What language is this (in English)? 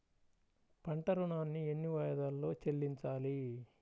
Telugu